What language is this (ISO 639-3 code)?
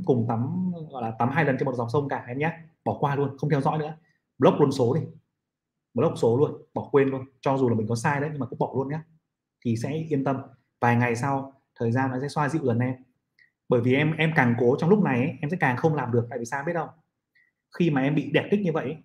vie